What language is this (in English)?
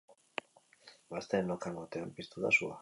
Basque